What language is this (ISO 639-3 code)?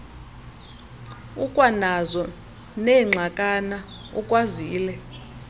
xho